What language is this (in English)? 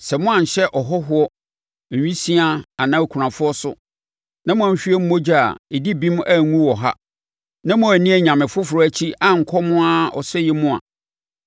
Akan